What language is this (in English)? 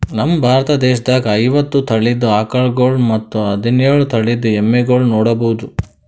Kannada